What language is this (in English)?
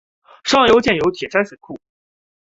Chinese